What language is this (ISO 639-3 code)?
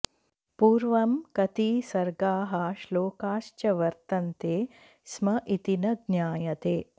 san